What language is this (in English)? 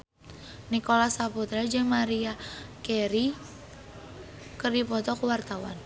Sundanese